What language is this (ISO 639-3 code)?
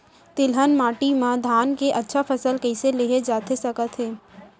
hne